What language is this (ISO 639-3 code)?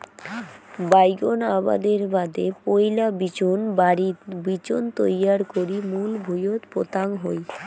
ben